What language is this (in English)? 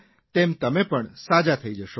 Gujarati